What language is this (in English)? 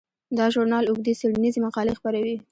Pashto